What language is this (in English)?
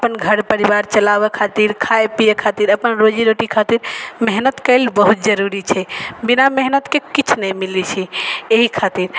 Maithili